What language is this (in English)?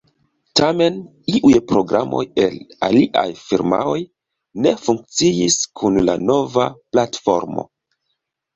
Esperanto